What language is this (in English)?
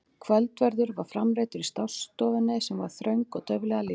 Icelandic